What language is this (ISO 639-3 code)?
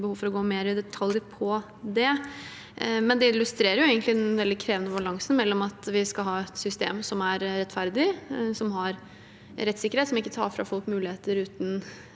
nor